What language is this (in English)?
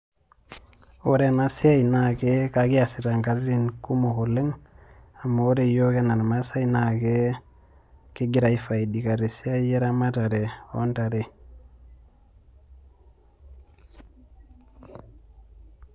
Masai